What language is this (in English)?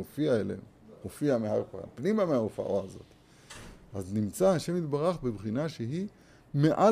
Hebrew